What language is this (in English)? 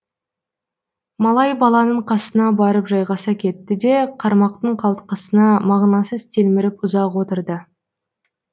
Kazakh